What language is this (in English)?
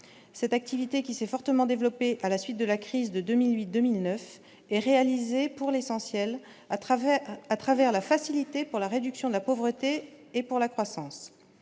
French